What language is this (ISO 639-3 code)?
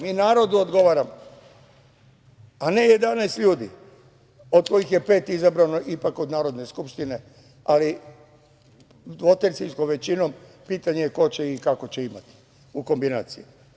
srp